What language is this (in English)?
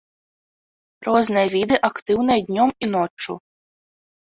Belarusian